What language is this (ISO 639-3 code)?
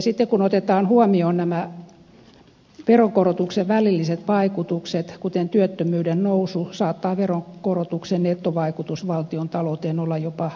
fin